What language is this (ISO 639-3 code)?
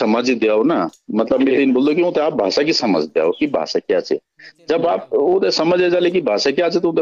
hin